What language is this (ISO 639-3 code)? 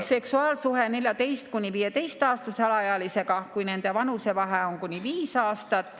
est